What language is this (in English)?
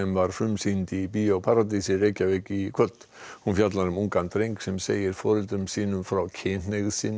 Icelandic